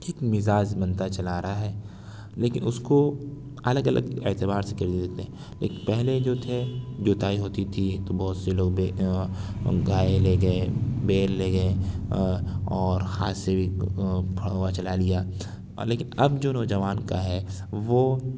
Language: Urdu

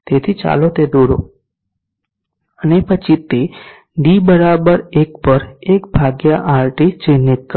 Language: Gujarati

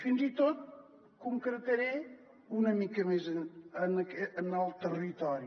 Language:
Catalan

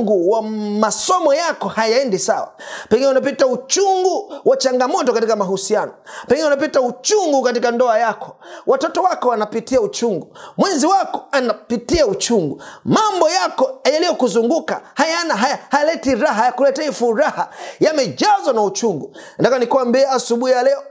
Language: Swahili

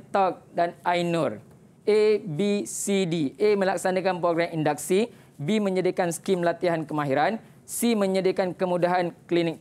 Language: Malay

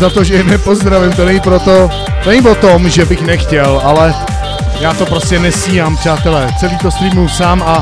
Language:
Czech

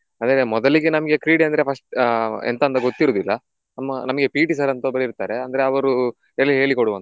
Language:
Kannada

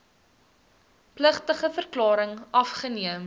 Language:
Afrikaans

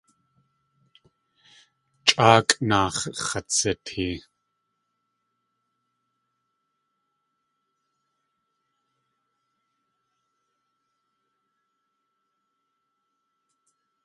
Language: Tlingit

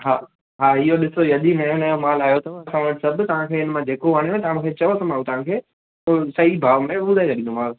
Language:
Sindhi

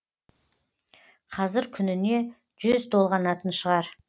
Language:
Kazakh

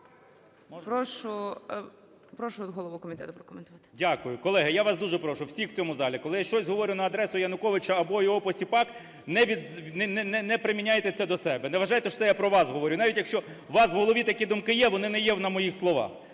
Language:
Ukrainian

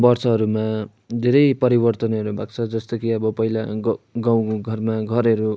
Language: Nepali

